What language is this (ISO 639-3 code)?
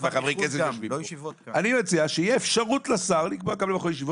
heb